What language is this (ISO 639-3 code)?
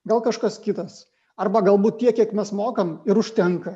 lit